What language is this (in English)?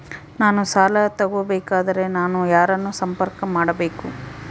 Kannada